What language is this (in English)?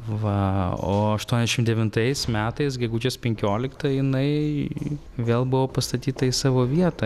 Lithuanian